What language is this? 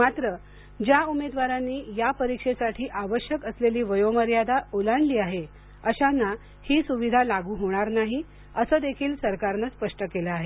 Marathi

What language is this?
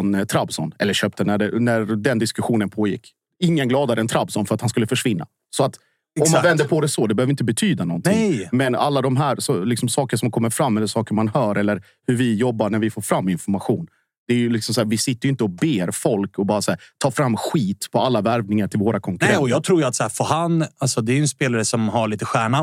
Swedish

